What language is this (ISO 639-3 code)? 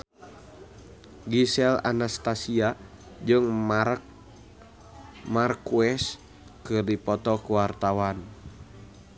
sun